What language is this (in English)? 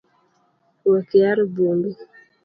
Luo (Kenya and Tanzania)